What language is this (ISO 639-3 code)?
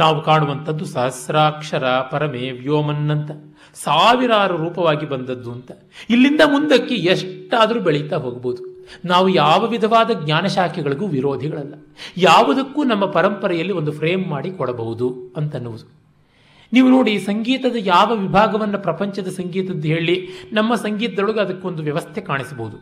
kan